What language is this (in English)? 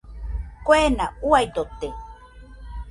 Nüpode Huitoto